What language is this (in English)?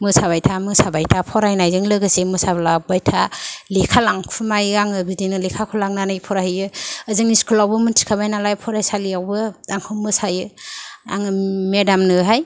Bodo